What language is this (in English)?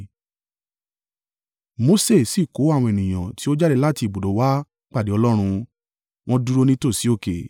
Yoruba